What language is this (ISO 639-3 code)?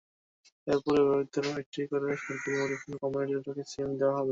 ben